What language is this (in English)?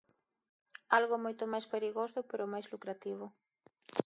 Galician